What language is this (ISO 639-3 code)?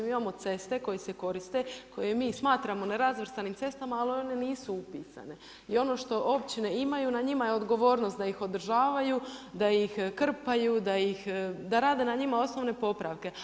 hrv